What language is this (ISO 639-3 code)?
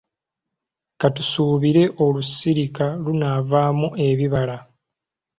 lug